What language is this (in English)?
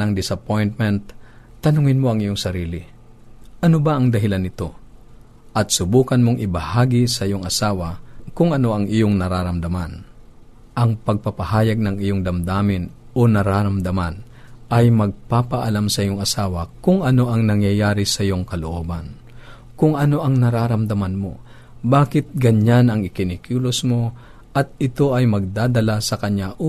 Filipino